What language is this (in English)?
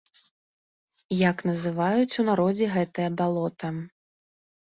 Belarusian